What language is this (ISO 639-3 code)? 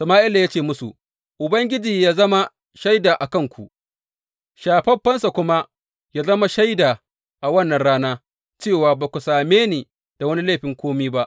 hau